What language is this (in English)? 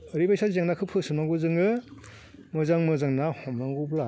Bodo